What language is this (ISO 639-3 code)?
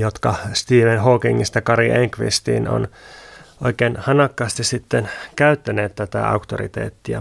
fin